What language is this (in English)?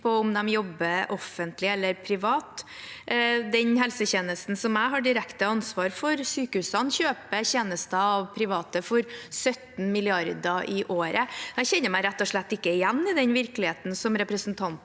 Norwegian